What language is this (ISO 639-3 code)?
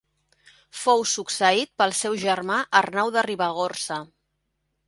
cat